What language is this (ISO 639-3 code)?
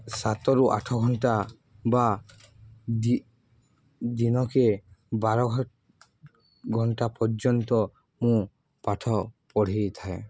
ori